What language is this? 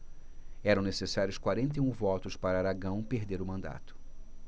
Portuguese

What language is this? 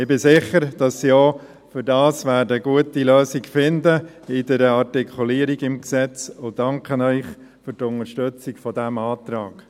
Swiss German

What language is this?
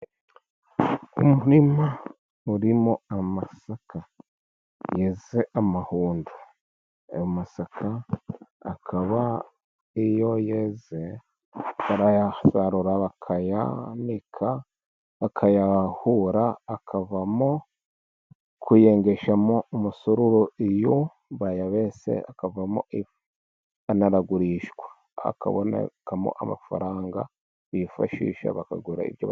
Kinyarwanda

